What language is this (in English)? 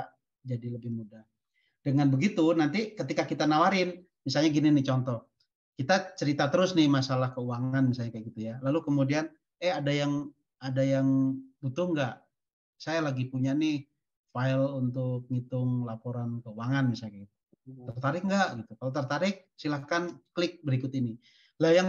Indonesian